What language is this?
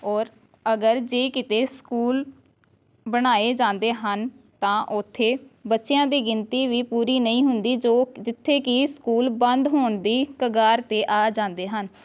Punjabi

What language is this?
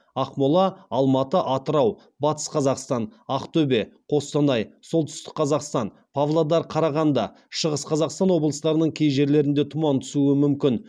Kazakh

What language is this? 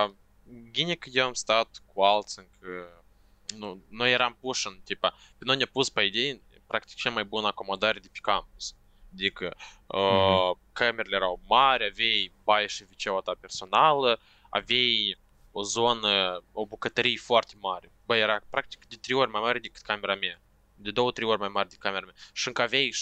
Romanian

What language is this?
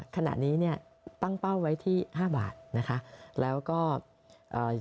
Thai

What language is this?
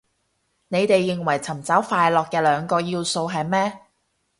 Cantonese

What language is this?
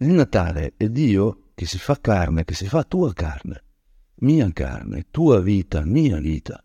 Italian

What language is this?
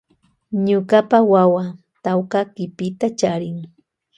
Loja Highland Quichua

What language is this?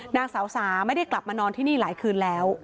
Thai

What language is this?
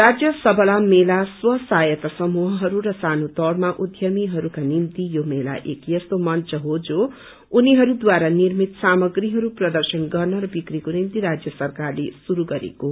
Nepali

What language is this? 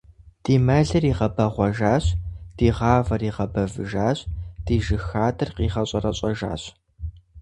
Kabardian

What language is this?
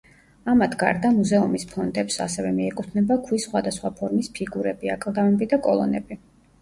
Georgian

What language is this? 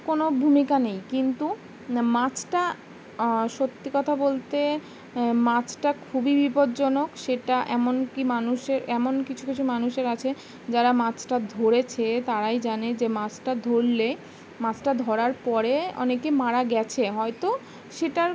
Bangla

